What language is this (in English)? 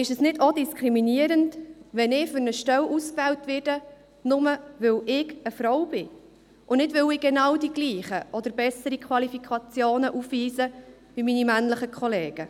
Swiss German